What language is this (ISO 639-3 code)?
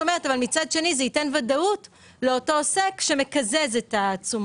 heb